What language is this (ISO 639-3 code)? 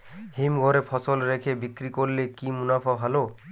ben